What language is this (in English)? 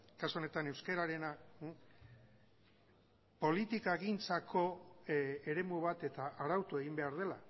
Basque